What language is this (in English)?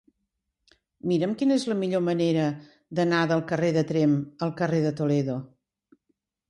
Catalan